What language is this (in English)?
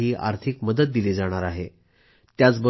Marathi